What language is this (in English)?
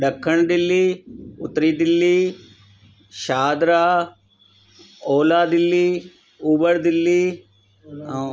Sindhi